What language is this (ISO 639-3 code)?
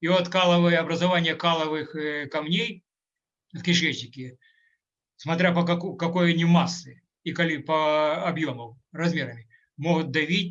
rus